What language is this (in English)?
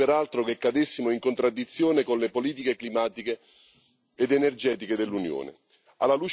Italian